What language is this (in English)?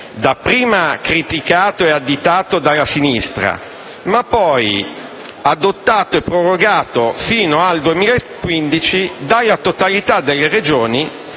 Italian